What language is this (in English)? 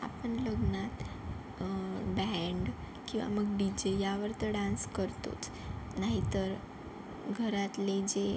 Marathi